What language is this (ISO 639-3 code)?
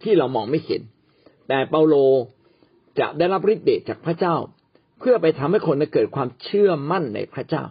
tha